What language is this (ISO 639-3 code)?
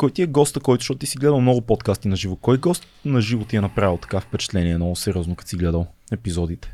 bul